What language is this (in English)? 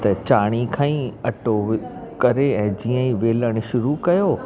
Sindhi